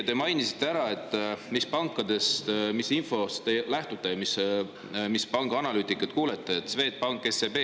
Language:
Estonian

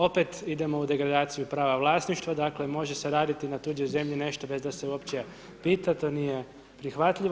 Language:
Croatian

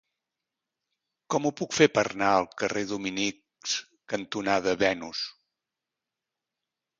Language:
Catalan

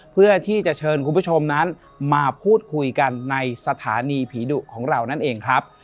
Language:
Thai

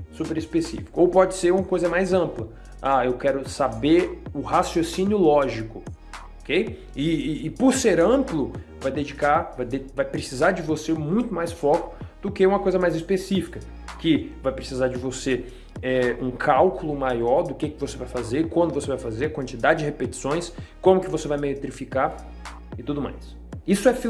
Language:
Portuguese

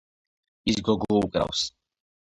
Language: Georgian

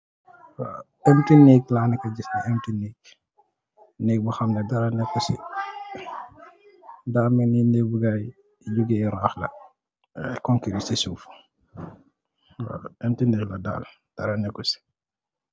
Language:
Wolof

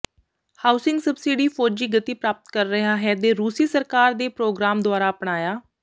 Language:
Punjabi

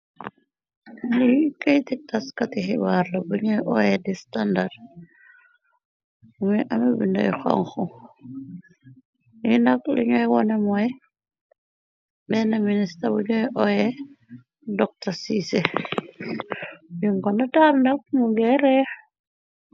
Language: Wolof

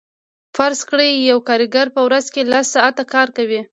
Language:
Pashto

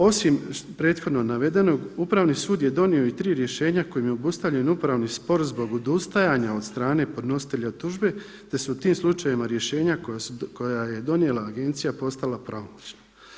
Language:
Croatian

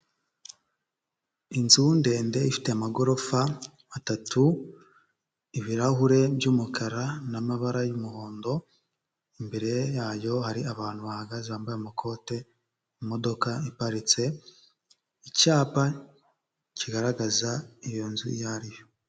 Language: Kinyarwanda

